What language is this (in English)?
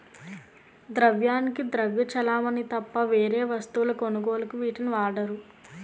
Telugu